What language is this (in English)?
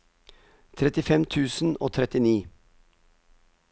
Norwegian